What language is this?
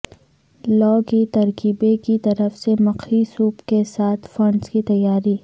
Urdu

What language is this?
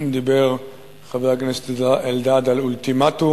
Hebrew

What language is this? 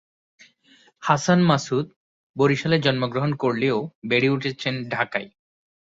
Bangla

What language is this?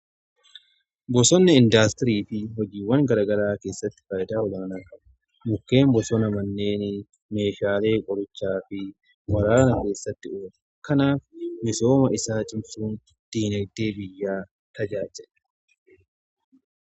Oromo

